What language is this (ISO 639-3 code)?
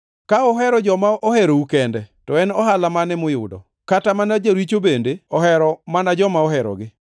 luo